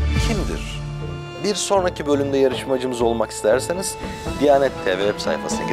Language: Turkish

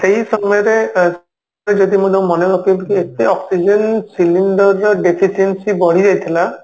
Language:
Odia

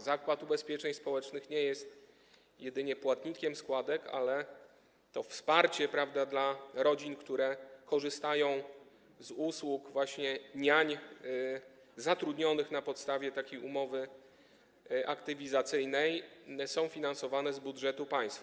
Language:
Polish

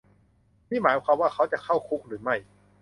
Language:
Thai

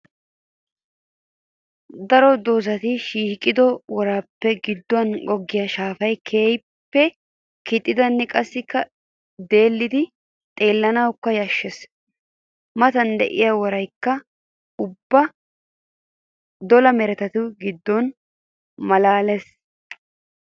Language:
Wolaytta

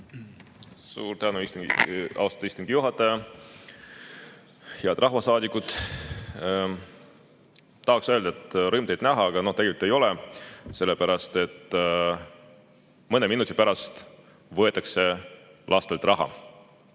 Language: Estonian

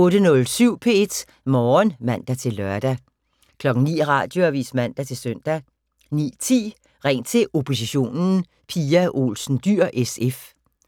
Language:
Danish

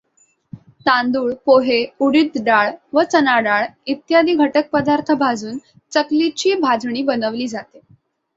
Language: Marathi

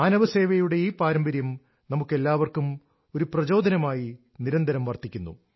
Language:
Malayalam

